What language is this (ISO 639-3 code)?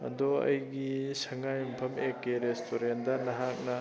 mni